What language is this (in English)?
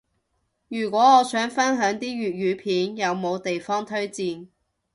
Cantonese